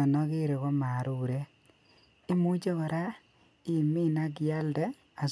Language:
Kalenjin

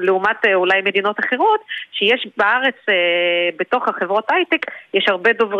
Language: Hebrew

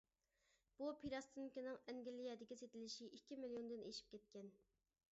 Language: Uyghur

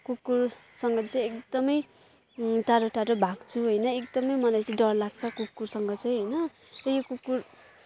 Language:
Nepali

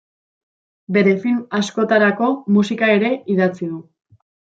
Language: Basque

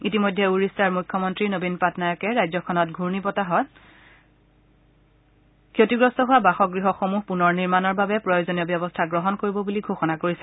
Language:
Assamese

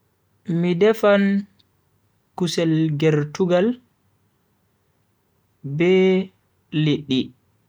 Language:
Bagirmi Fulfulde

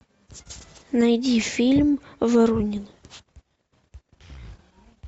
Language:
Russian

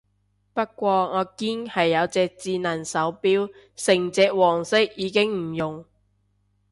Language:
Cantonese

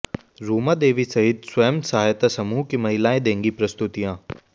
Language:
Hindi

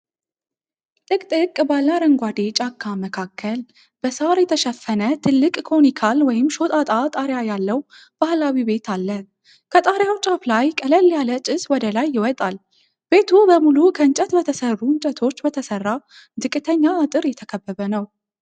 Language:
Amharic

